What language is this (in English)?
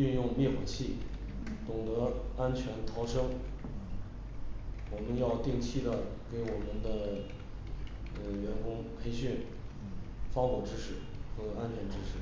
Chinese